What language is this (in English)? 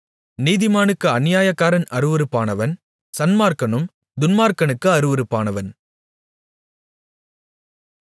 Tamil